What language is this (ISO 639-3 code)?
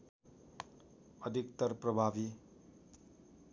nep